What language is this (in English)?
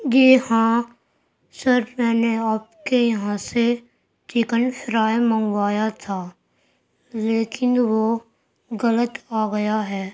Urdu